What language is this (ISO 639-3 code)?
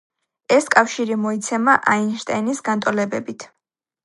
kat